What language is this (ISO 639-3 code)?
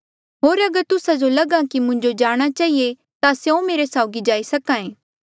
mjl